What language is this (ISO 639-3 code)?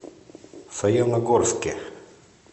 rus